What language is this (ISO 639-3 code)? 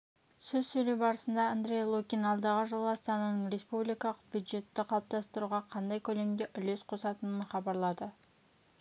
kaz